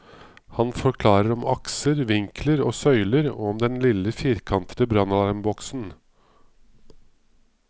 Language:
Norwegian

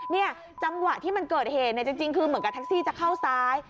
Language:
Thai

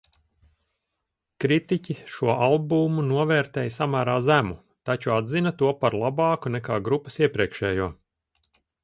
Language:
Latvian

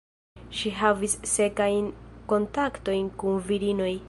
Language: Esperanto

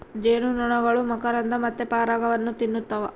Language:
Kannada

